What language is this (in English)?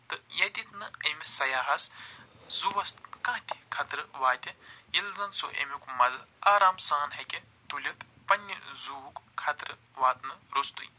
Kashmiri